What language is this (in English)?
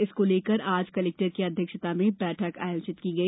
Hindi